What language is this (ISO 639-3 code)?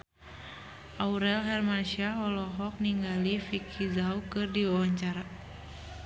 sun